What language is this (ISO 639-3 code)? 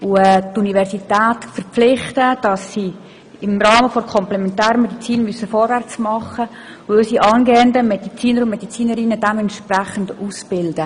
gsw